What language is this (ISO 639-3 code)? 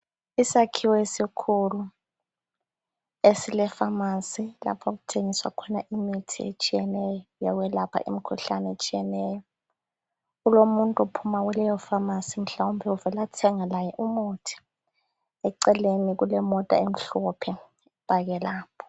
nde